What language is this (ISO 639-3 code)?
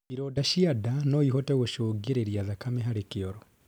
kik